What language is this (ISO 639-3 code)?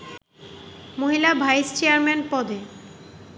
ben